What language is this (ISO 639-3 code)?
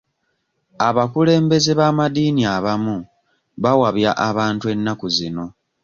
lug